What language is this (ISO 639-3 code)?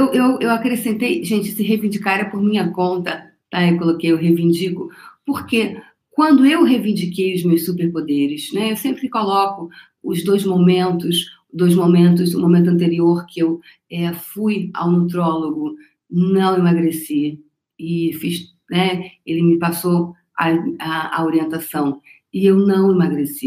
por